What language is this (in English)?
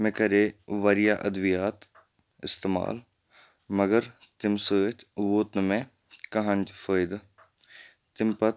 Kashmiri